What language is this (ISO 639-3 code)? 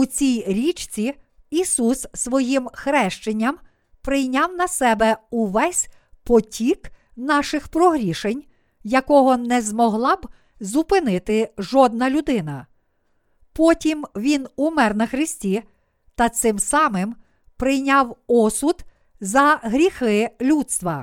ukr